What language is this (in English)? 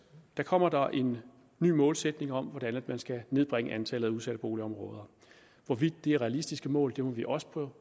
Danish